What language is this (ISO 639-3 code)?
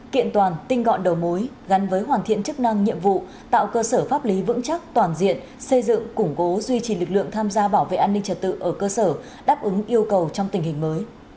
vie